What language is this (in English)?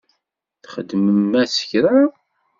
Kabyle